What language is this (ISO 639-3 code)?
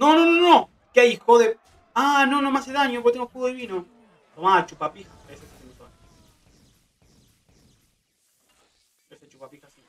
spa